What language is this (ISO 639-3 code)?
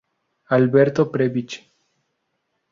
spa